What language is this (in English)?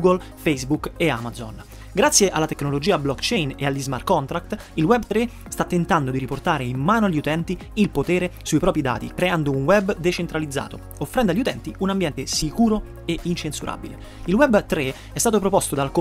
Italian